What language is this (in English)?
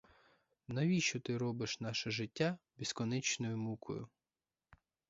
Ukrainian